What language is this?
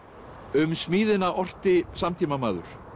Icelandic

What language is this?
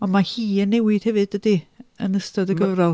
Welsh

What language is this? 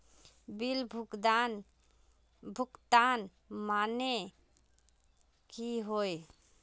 Magahi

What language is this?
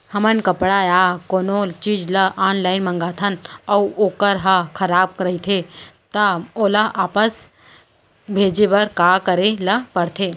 Chhattisgarhi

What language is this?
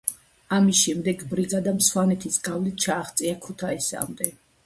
Georgian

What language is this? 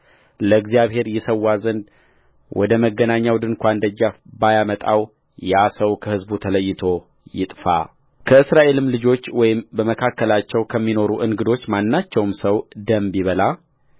Amharic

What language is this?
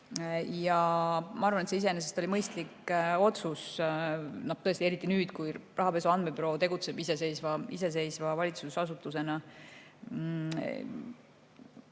Estonian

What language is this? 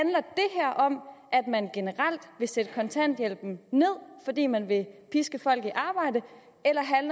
Danish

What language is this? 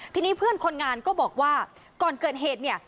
Thai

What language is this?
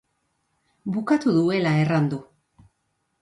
Basque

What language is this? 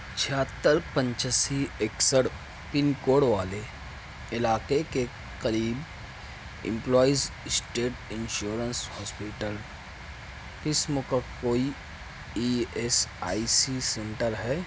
Urdu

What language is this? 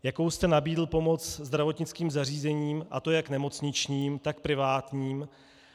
Czech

